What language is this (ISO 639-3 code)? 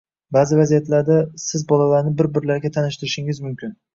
uzb